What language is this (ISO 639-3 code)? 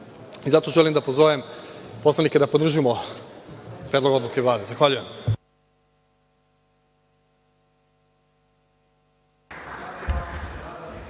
srp